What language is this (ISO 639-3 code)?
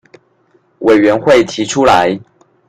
zho